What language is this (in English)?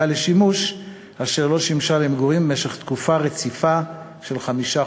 Hebrew